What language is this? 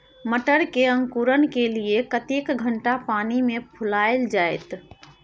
Maithili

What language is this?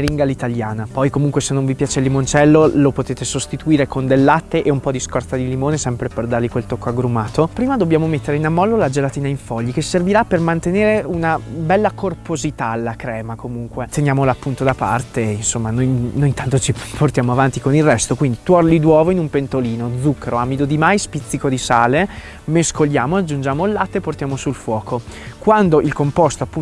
Italian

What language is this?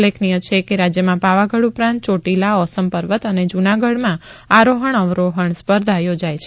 Gujarati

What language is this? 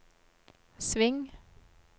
Norwegian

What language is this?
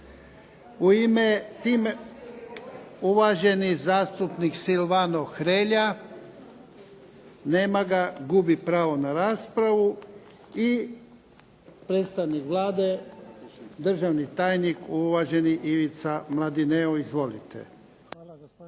Croatian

